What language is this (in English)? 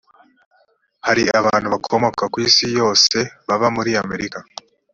Kinyarwanda